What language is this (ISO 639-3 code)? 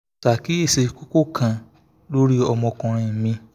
yor